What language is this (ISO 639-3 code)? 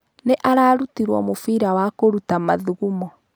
kik